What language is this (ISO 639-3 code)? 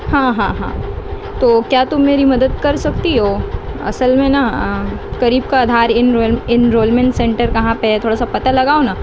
urd